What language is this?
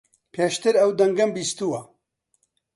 Central Kurdish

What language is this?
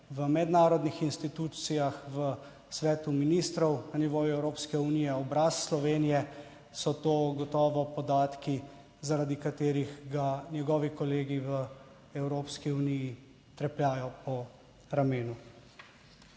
Slovenian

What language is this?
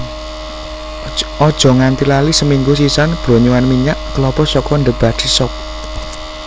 Javanese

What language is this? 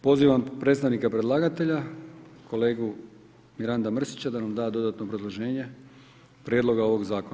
Croatian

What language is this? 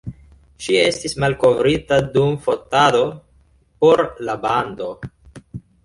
Esperanto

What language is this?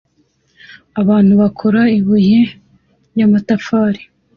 Kinyarwanda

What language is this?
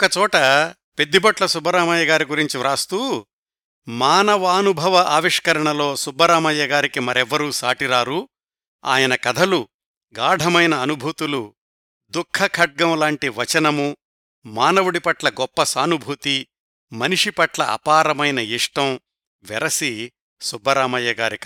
Telugu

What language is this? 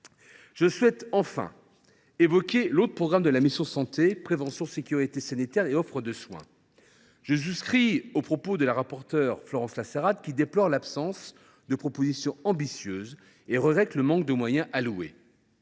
French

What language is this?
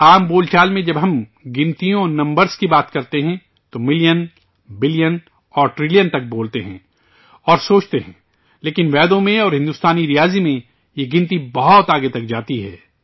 Urdu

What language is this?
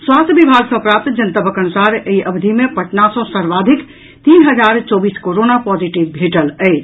Maithili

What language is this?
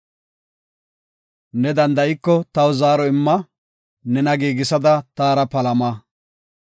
Gofa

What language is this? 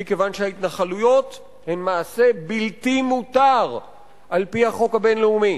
Hebrew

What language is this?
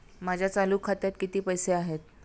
Marathi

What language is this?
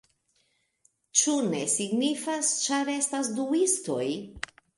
Esperanto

